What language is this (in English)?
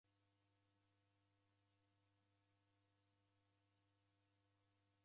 Taita